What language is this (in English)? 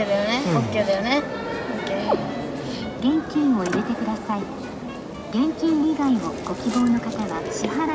Japanese